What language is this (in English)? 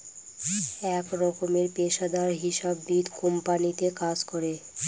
Bangla